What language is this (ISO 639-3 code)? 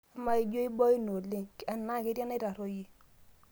mas